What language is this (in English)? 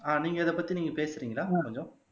Tamil